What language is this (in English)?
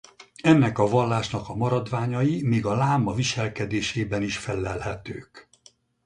Hungarian